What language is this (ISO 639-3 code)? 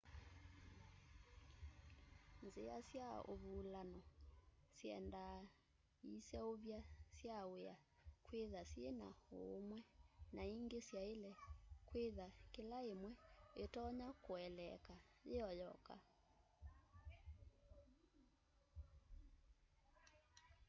kam